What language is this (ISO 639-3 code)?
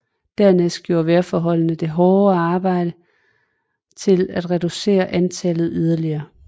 dan